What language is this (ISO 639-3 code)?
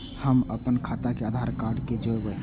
mai